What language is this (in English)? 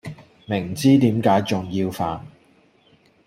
Cantonese